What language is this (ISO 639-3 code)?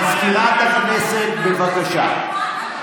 heb